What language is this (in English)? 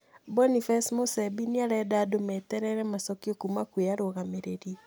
Kikuyu